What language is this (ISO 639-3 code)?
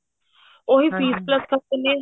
pan